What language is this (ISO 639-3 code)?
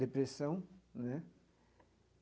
por